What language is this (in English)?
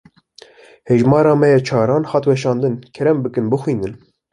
Kurdish